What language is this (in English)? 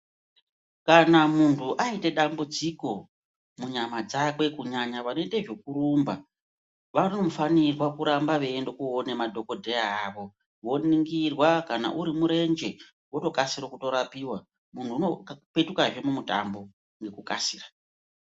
Ndau